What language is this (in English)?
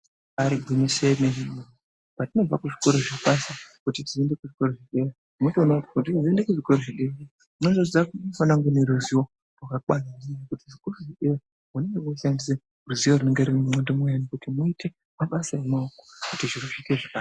Ndau